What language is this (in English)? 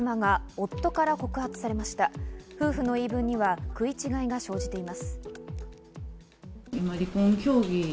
Japanese